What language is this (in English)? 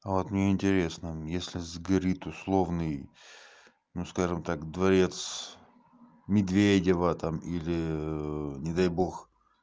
Russian